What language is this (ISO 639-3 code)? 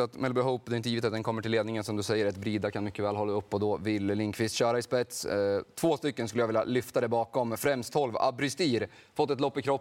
swe